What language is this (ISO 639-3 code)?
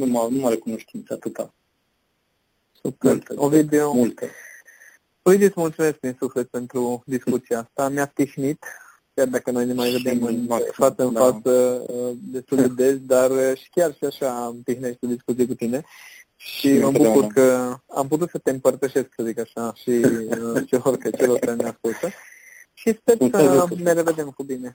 ron